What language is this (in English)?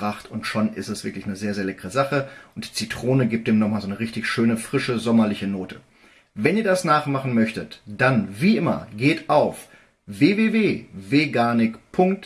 German